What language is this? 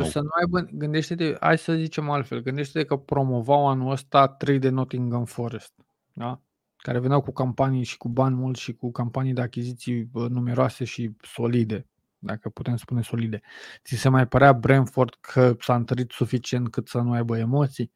Romanian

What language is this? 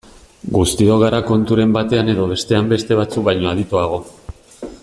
Basque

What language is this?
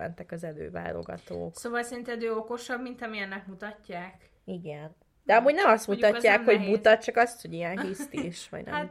Hungarian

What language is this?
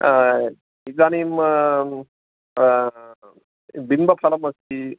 Sanskrit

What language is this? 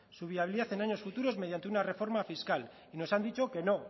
Spanish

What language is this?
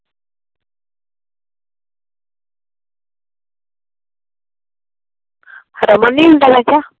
Punjabi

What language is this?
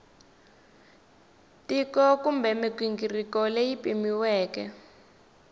Tsonga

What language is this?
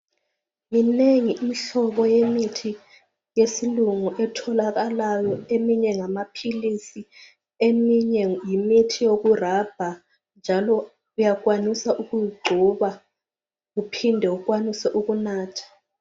North Ndebele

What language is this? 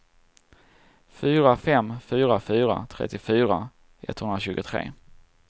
Swedish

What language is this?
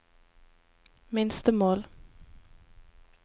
Norwegian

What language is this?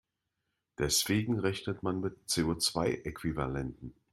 German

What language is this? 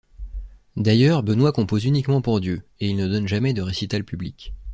French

